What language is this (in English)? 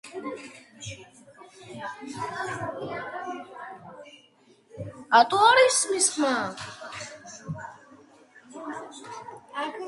Georgian